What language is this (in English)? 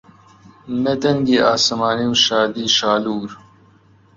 Central Kurdish